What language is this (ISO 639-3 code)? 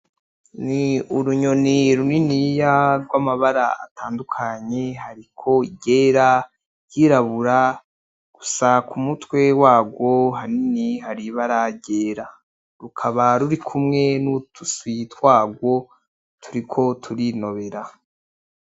run